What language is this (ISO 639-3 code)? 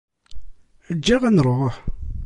kab